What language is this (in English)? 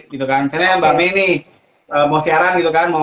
Indonesian